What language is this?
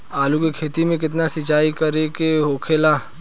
Bhojpuri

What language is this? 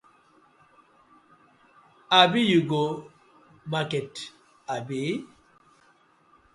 Nigerian Pidgin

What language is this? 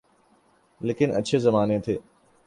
Urdu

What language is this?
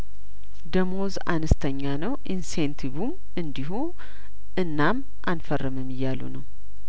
Amharic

